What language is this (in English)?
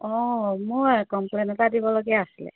Assamese